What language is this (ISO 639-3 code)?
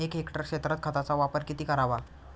mar